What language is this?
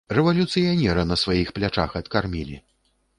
Belarusian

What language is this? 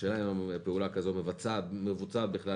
Hebrew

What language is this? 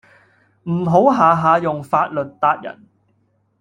Cantonese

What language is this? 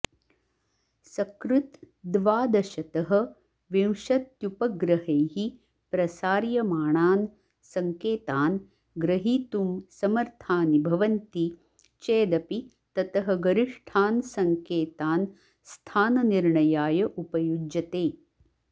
Sanskrit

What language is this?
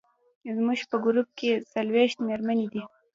Pashto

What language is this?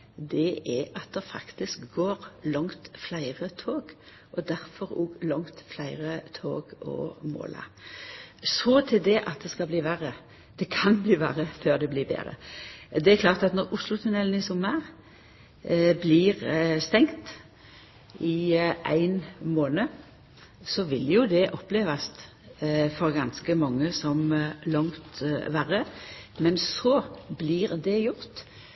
Norwegian Nynorsk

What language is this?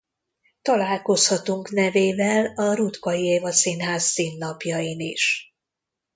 Hungarian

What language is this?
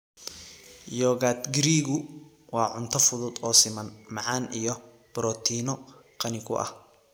Somali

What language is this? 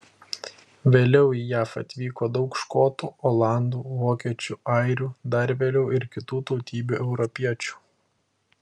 Lithuanian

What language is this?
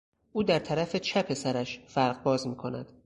Persian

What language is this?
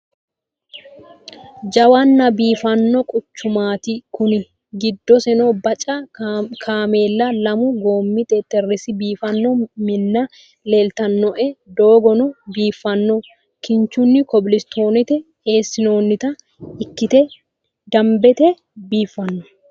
Sidamo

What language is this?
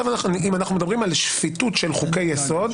Hebrew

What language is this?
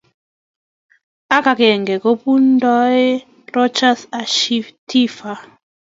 Kalenjin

